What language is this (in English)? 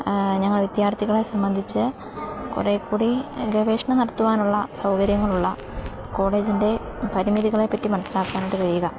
Malayalam